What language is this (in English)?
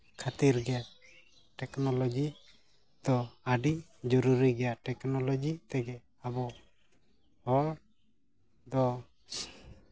Santali